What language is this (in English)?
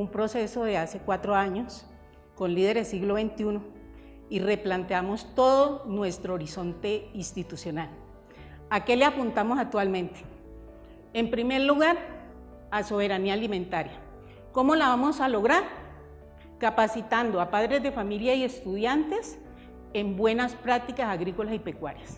Spanish